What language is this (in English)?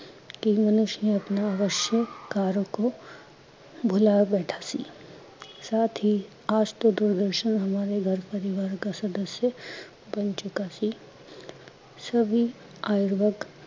Punjabi